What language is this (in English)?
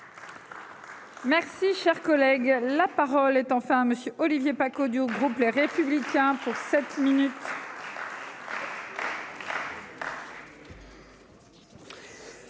French